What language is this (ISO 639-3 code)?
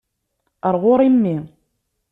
kab